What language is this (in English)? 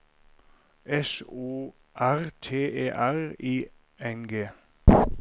Norwegian